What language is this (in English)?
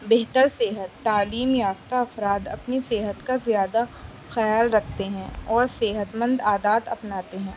Urdu